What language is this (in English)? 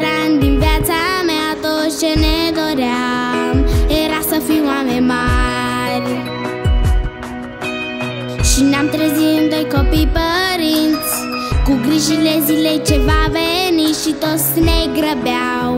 Romanian